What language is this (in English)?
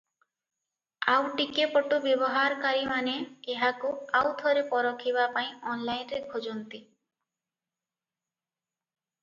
Odia